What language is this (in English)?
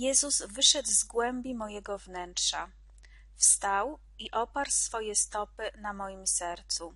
Polish